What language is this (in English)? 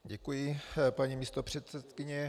Czech